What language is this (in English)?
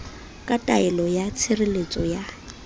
Southern Sotho